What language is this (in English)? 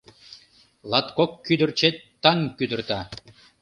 Mari